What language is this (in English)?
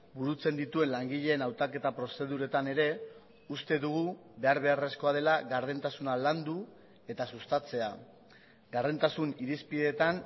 Basque